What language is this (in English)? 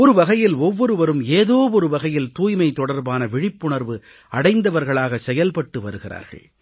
Tamil